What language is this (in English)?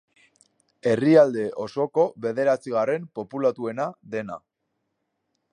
Basque